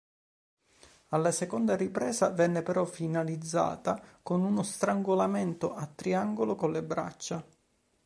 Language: Italian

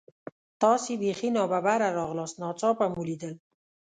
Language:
Pashto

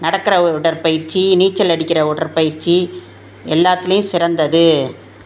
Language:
Tamil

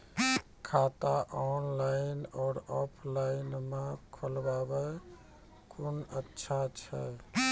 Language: Maithili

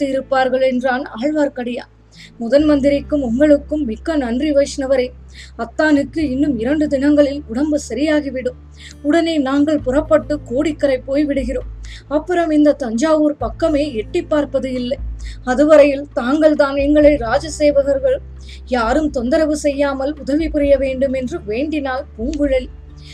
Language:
Tamil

